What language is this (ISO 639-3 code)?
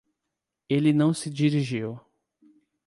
por